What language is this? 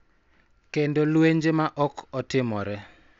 Luo (Kenya and Tanzania)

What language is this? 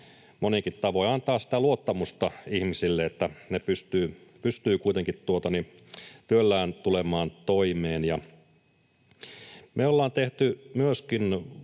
Finnish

